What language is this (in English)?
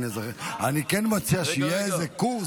Hebrew